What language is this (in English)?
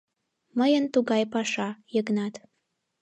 Mari